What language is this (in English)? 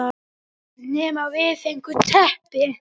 Icelandic